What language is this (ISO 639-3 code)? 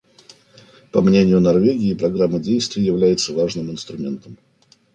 rus